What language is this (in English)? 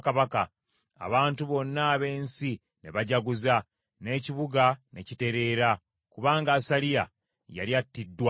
Ganda